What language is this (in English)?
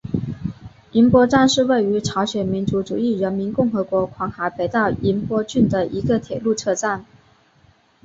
Chinese